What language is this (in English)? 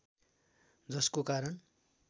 Nepali